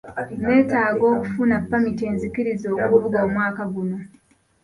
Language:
Ganda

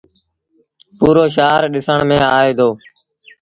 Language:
Sindhi Bhil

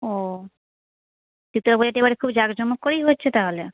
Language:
Bangla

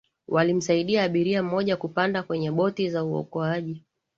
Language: Swahili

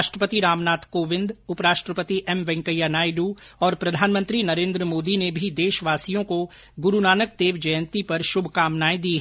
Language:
Hindi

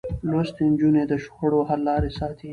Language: Pashto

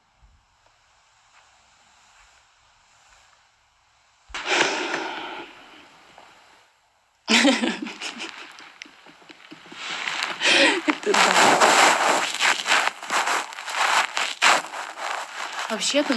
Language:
Russian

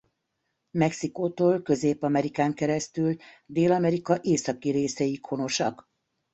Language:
Hungarian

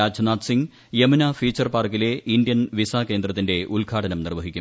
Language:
Malayalam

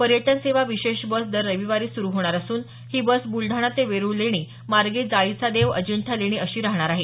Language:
Marathi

